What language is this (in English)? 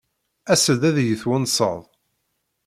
Kabyle